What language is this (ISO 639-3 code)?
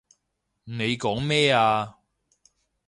yue